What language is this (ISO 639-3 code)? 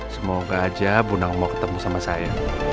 ind